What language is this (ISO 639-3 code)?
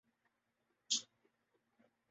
urd